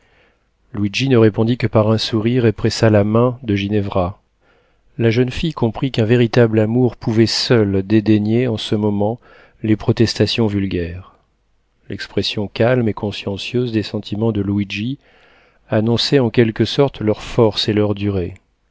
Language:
French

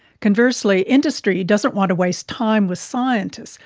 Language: English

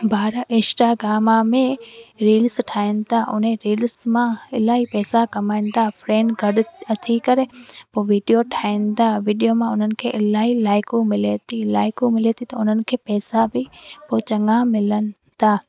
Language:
Sindhi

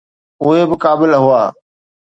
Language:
Sindhi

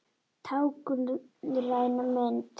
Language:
Icelandic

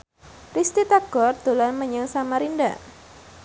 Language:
Javanese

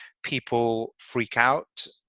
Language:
English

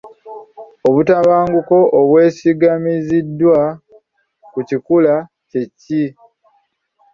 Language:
Ganda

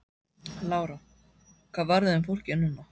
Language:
Icelandic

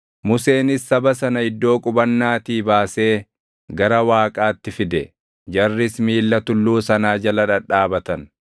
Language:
Oromo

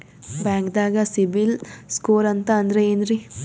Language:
Kannada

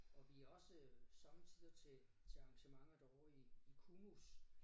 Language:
Danish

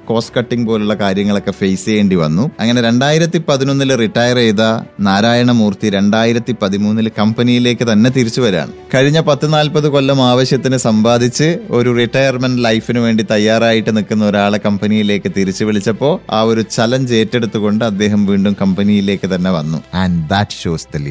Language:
Malayalam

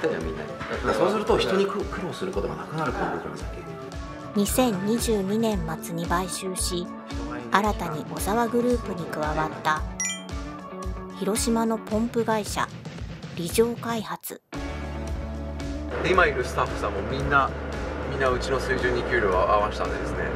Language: Japanese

